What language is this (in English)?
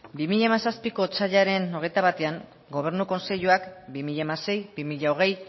Basque